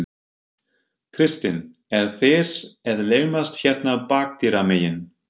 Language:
Icelandic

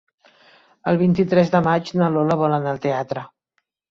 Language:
Catalan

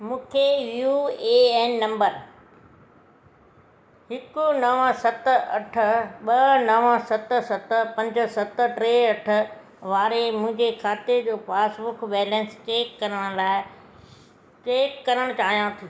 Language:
Sindhi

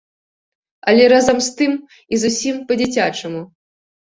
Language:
Belarusian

